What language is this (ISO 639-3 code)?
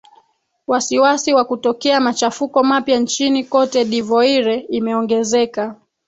swa